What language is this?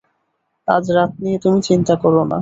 Bangla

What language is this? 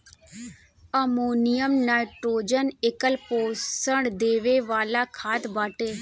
Bhojpuri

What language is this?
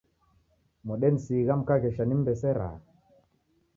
Taita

